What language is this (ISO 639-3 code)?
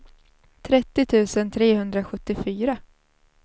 swe